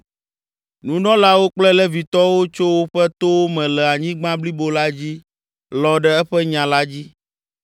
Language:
Ewe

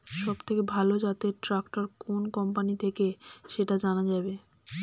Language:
Bangla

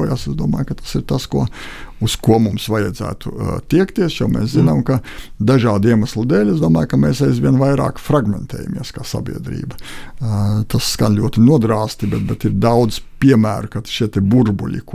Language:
Latvian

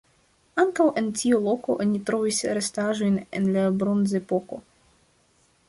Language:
Esperanto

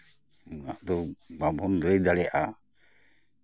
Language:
Santali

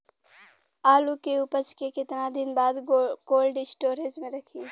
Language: Bhojpuri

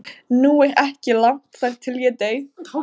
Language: Icelandic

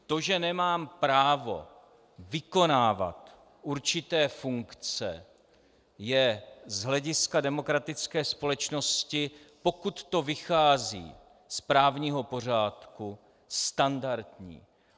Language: Czech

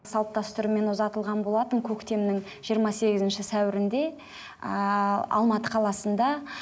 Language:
Kazakh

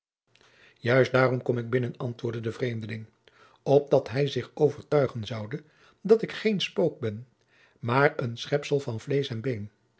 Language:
Dutch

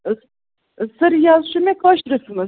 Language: Kashmiri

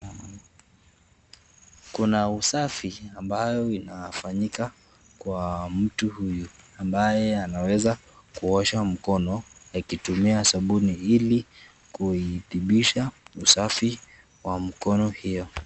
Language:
Swahili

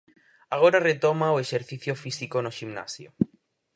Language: Galician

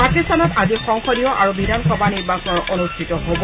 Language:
Assamese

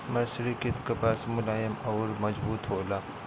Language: Bhojpuri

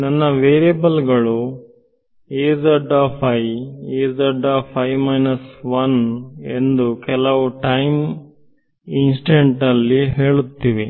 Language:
Kannada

